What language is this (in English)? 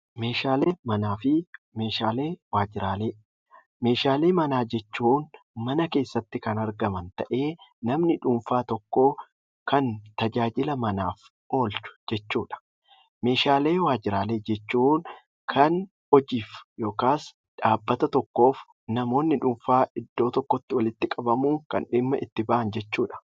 Oromo